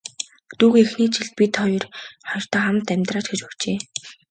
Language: Mongolian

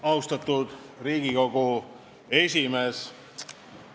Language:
Estonian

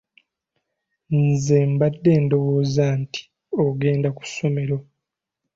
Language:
Ganda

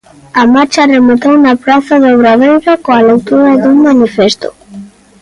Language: Galician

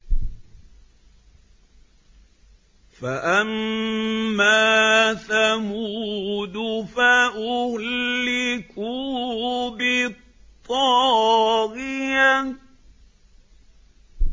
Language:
Arabic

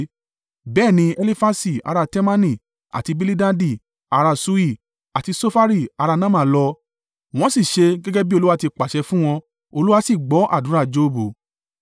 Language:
Yoruba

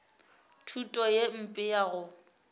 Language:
Northern Sotho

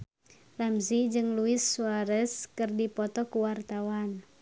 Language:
Sundanese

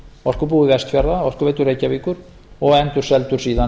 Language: Icelandic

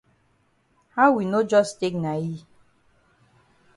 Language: Cameroon Pidgin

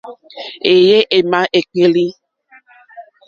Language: Mokpwe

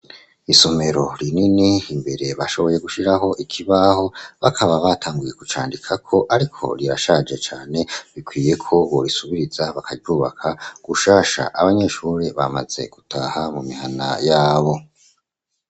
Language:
Rundi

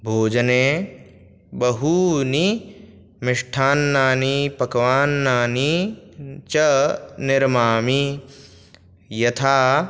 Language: Sanskrit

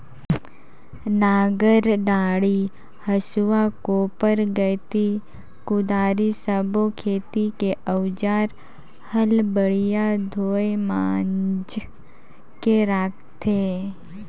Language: Chhattisgarhi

